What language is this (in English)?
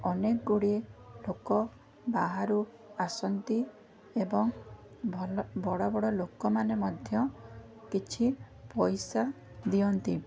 Odia